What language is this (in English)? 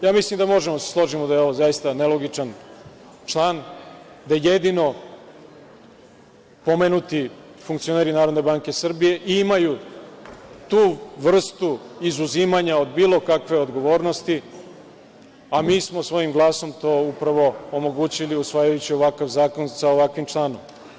Serbian